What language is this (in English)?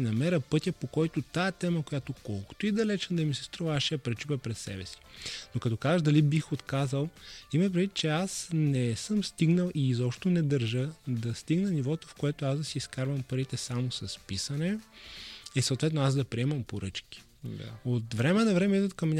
Bulgarian